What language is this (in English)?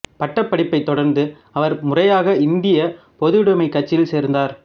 Tamil